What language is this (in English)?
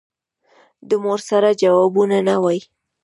Pashto